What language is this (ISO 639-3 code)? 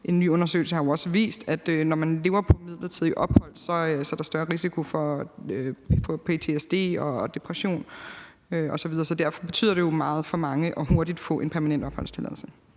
dan